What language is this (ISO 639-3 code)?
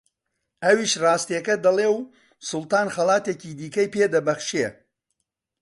ckb